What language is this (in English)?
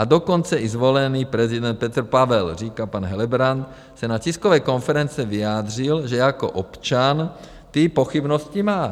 Czech